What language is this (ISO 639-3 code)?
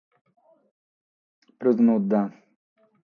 srd